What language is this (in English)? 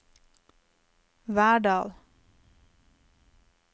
Norwegian